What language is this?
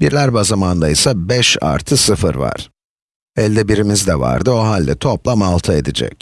Turkish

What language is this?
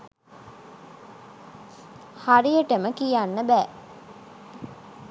Sinhala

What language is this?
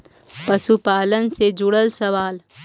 Magahi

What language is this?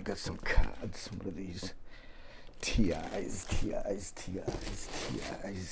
English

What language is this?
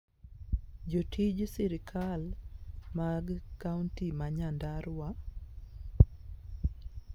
Luo (Kenya and Tanzania)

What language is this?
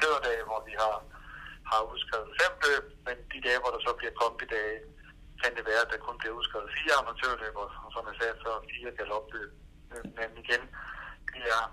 Danish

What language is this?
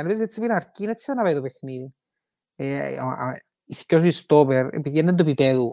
Greek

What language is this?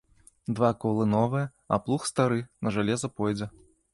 Belarusian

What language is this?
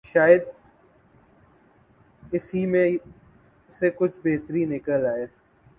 Urdu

